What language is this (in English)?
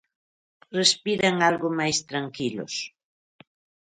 Galician